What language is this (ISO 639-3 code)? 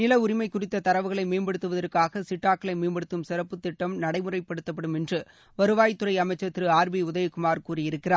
tam